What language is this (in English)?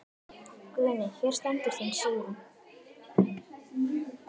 Icelandic